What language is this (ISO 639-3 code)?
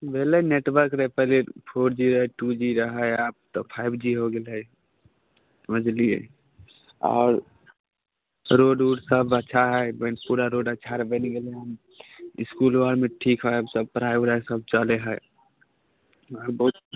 mai